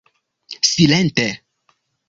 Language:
Esperanto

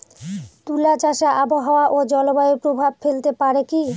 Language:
Bangla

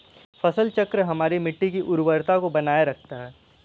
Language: Hindi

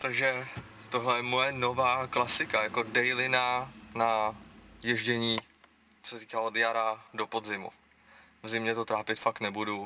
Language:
Czech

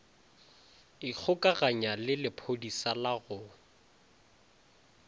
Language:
Northern Sotho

